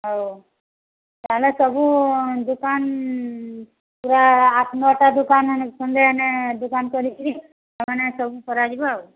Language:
Odia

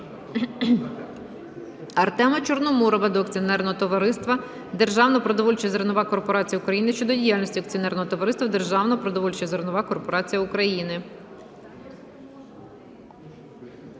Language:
Ukrainian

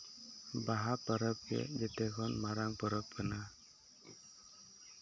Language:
Santali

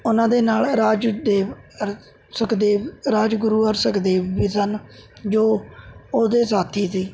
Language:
Punjabi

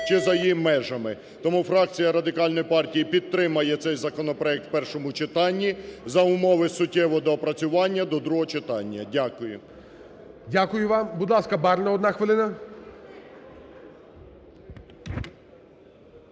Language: Ukrainian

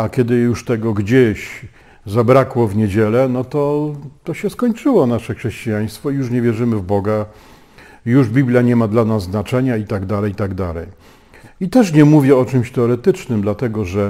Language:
Polish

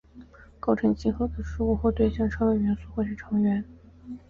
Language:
Chinese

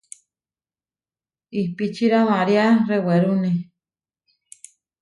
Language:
Huarijio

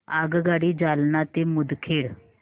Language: Marathi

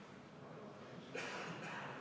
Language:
Estonian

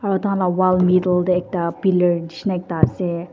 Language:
Naga Pidgin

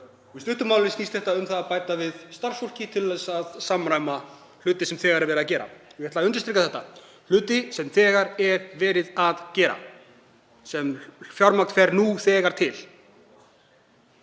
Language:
Icelandic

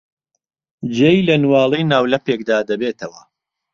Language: Central Kurdish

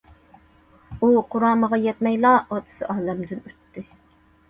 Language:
Uyghur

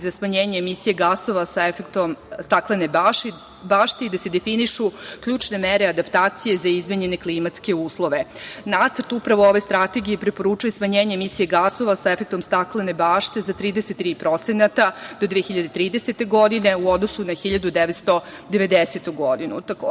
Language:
Serbian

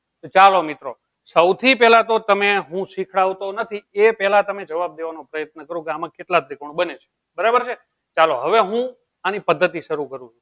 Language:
Gujarati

